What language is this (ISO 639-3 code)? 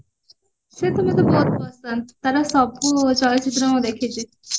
ori